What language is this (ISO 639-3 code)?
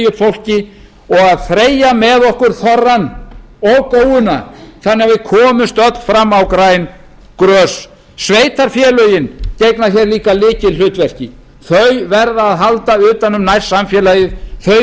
isl